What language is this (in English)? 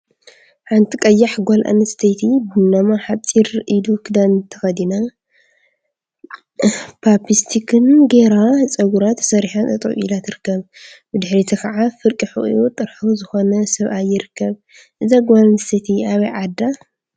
Tigrinya